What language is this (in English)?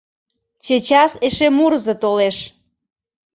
Mari